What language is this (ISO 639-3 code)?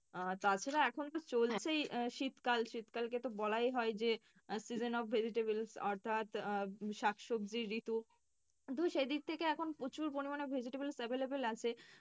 ben